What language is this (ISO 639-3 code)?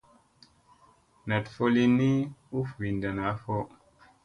mse